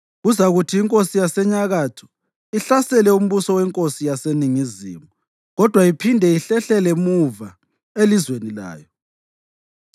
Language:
North Ndebele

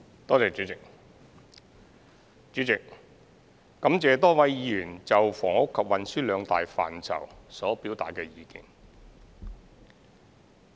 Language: Cantonese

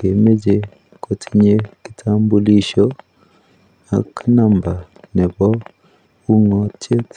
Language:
Kalenjin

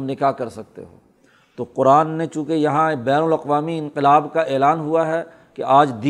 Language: Urdu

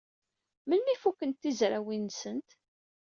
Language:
Kabyle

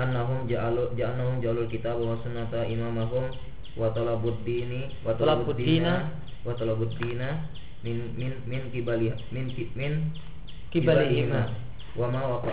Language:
Indonesian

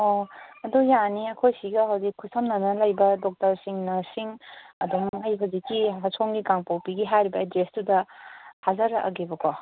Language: Manipuri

